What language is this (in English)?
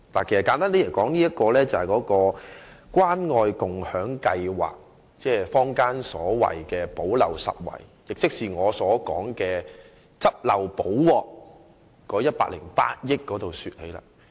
Cantonese